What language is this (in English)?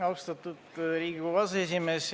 Estonian